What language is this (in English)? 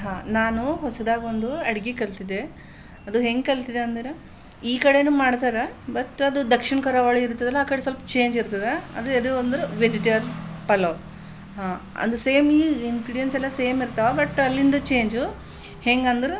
Kannada